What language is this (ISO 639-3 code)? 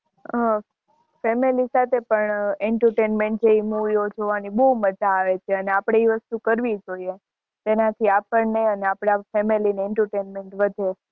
guj